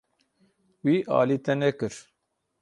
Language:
Kurdish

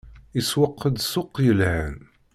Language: Kabyle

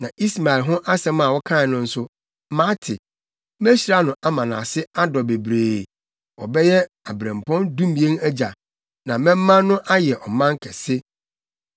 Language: Akan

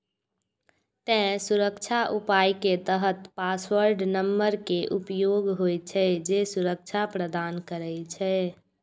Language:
Maithili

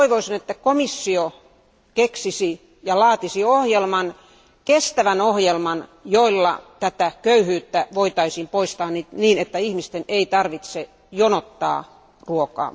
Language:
Finnish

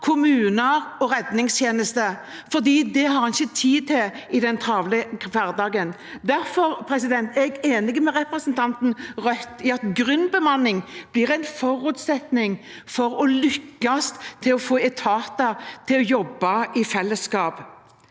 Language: Norwegian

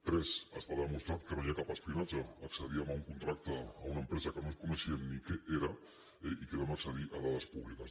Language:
Catalan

